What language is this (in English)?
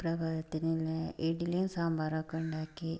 Malayalam